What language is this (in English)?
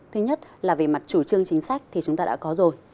Vietnamese